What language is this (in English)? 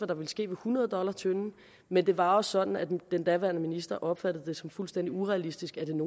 Danish